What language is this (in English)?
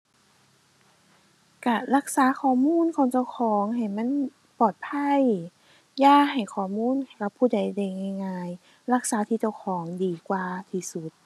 Thai